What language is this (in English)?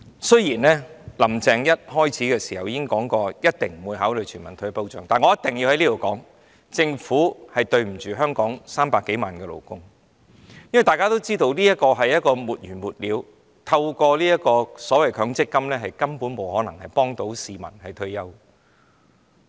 Cantonese